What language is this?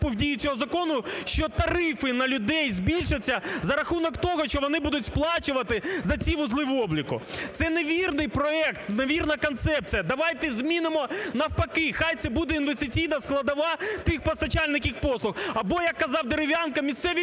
Ukrainian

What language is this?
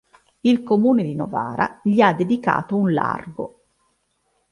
Italian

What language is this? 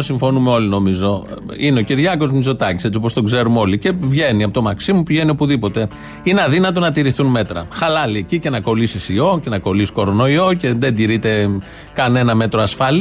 Greek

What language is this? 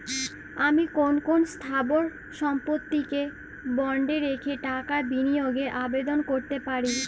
Bangla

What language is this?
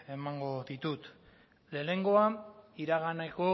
Basque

